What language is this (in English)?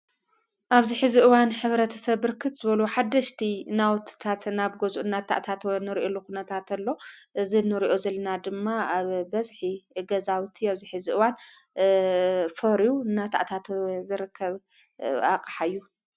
Tigrinya